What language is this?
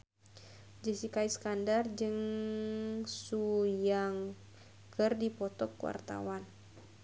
Sundanese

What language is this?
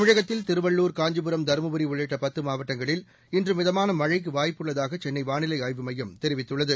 Tamil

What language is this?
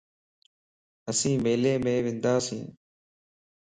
Lasi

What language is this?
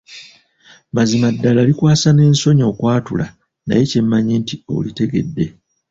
Ganda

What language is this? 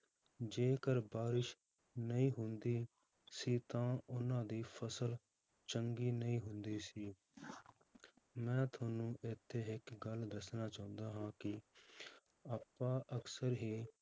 Punjabi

